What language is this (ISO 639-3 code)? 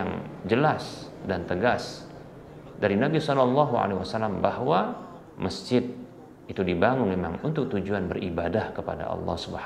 ind